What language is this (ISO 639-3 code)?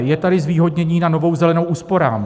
ces